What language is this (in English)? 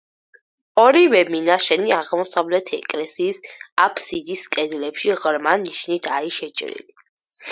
Georgian